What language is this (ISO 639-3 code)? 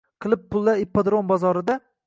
uzb